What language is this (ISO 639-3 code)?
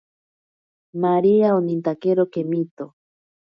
prq